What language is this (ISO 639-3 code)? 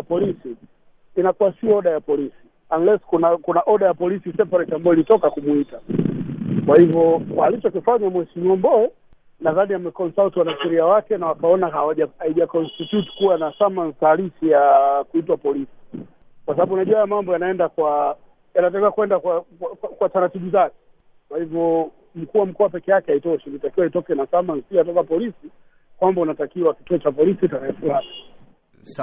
swa